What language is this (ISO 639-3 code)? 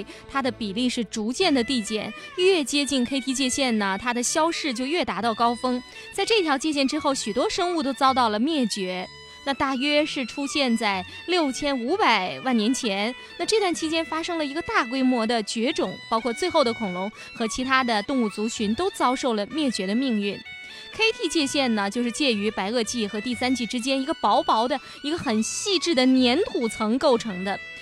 zho